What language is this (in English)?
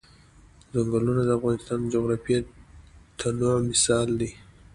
Pashto